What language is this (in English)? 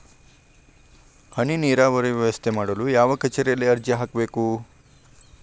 Kannada